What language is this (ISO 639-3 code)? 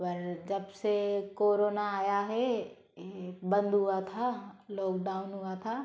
hin